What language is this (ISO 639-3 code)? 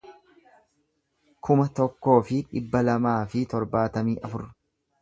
orm